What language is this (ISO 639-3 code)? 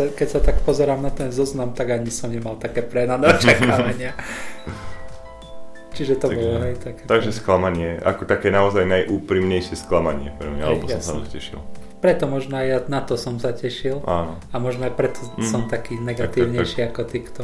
slk